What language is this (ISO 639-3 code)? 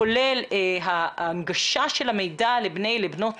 heb